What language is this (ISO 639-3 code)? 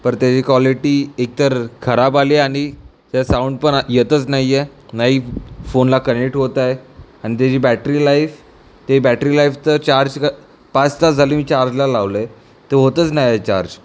mar